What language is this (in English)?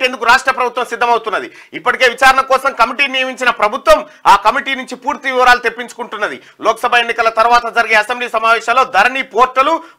Romanian